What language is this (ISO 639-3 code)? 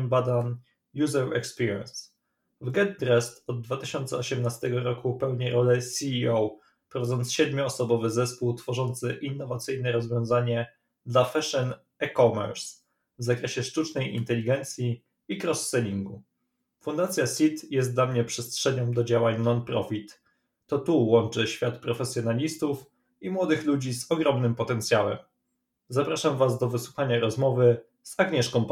pol